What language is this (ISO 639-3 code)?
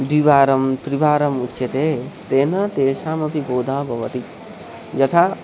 san